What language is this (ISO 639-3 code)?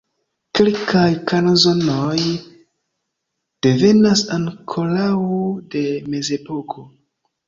epo